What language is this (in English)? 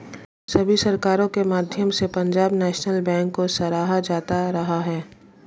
Hindi